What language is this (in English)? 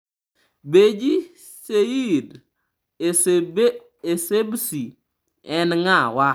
Luo (Kenya and Tanzania)